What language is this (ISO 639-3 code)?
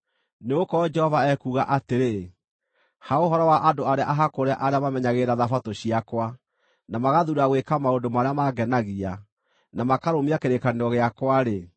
kik